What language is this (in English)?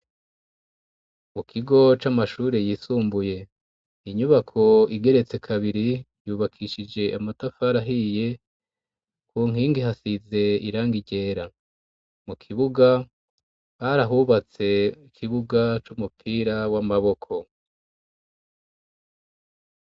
Rundi